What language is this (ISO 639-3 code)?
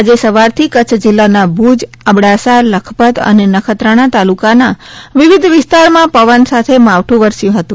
guj